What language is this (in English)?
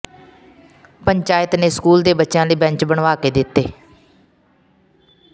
Punjabi